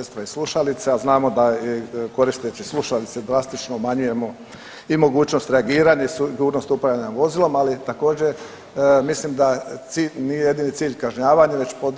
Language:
Croatian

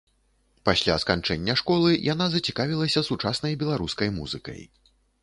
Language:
Belarusian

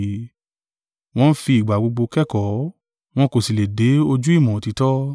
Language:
Yoruba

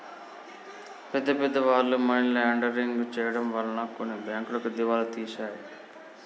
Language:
Telugu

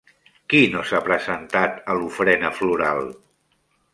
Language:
Catalan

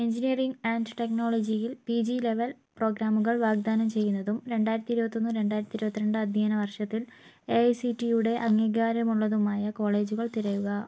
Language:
Malayalam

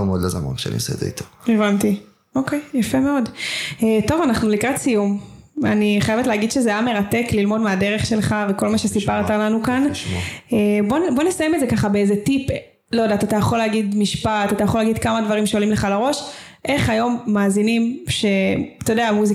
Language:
Hebrew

